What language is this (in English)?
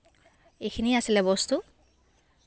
Assamese